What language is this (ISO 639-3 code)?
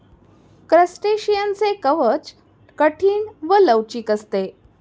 mar